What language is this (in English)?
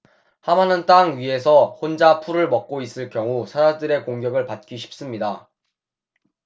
Korean